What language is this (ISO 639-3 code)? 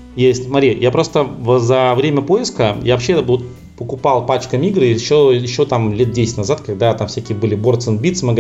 rus